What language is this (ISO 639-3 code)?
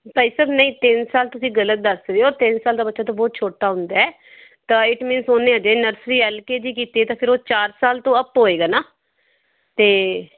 pan